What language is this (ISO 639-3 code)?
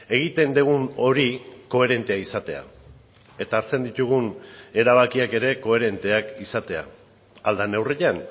eus